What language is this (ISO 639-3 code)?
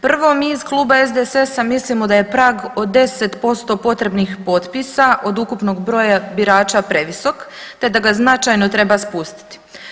hrv